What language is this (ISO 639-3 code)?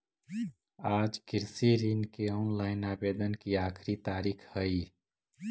mag